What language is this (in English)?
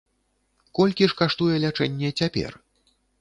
Belarusian